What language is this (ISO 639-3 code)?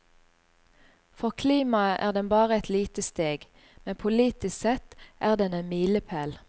nor